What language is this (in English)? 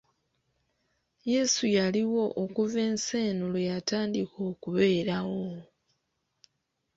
Ganda